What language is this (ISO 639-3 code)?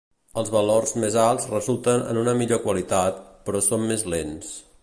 cat